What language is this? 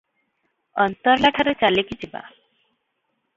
Odia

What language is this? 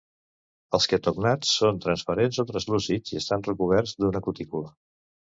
Catalan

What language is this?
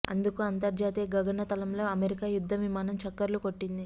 Telugu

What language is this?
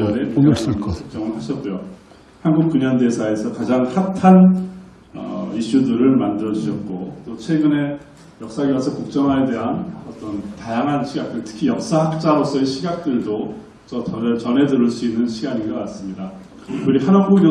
Korean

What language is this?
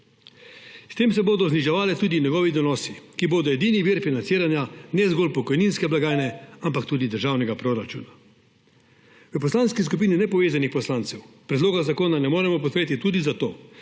Slovenian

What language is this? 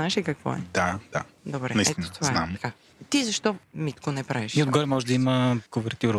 Bulgarian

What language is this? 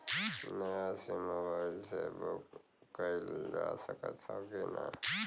Bhojpuri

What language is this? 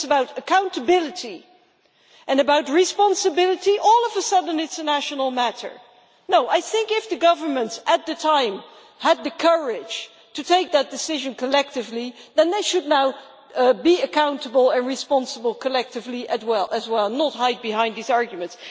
English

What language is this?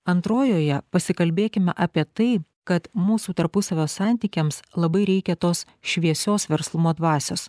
Lithuanian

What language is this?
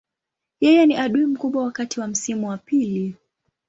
Swahili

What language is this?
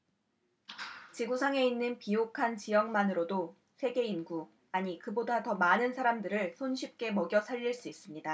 Korean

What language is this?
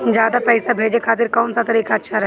Bhojpuri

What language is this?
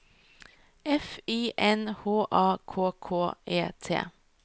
Norwegian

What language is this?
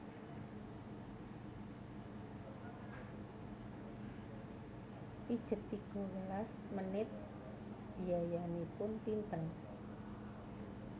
Javanese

